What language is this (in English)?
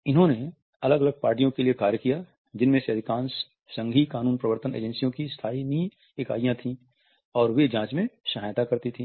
Hindi